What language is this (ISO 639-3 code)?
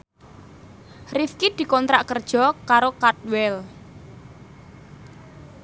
jav